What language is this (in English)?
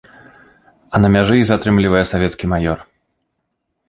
Belarusian